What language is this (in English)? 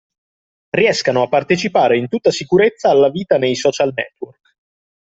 Italian